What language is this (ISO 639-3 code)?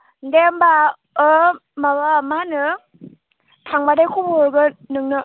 brx